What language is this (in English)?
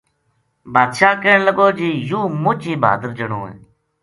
Gujari